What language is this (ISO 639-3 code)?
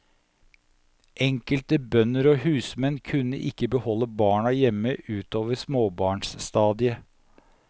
nor